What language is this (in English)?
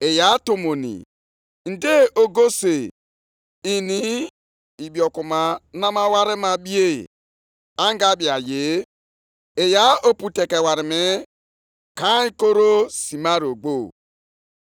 Igbo